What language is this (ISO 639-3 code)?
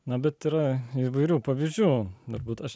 lit